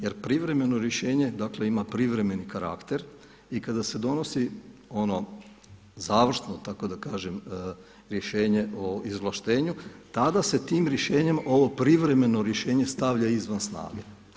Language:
Croatian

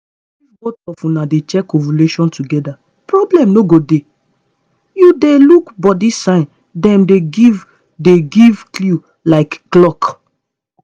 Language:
Nigerian Pidgin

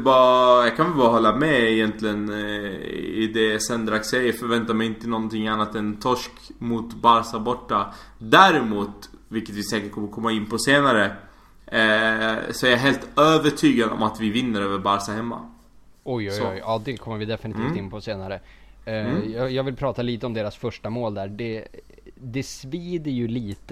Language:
Swedish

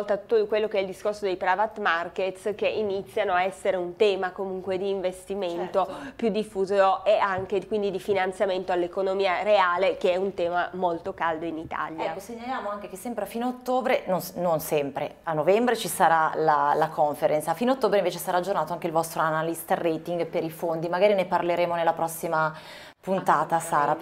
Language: Italian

